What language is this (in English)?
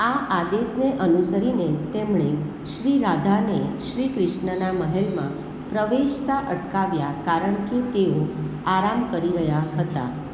Gujarati